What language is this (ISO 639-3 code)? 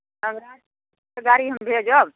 mai